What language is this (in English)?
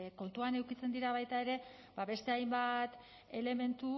Basque